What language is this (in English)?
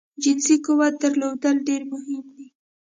Pashto